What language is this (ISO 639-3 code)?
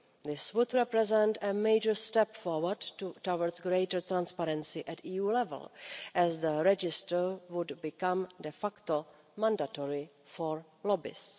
eng